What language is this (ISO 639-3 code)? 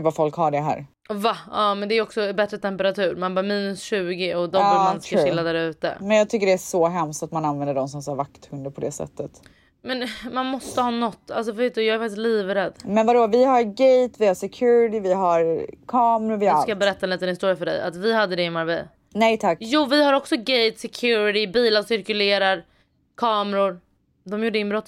swe